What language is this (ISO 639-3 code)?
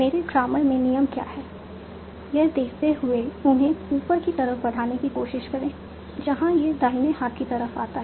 hin